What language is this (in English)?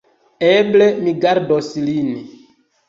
Esperanto